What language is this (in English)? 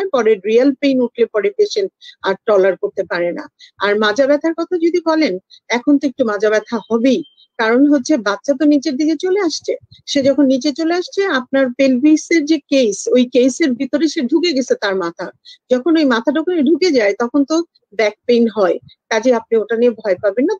Bangla